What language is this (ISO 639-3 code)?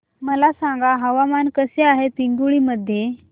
mar